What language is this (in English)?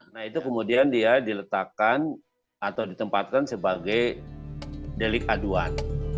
Indonesian